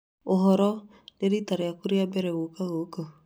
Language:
Kikuyu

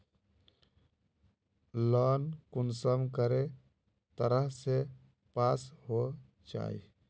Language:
Magahi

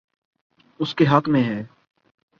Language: Urdu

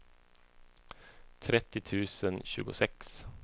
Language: Swedish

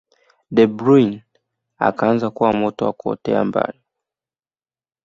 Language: Swahili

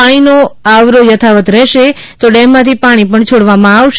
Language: Gujarati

